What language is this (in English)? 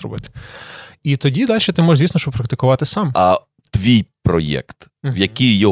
Ukrainian